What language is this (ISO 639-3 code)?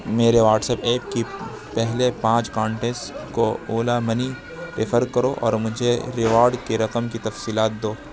urd